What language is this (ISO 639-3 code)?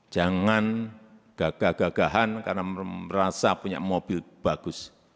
ind